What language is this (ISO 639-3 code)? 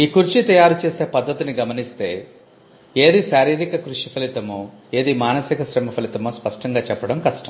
tel